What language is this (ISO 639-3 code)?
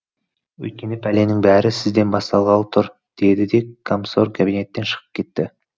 kaz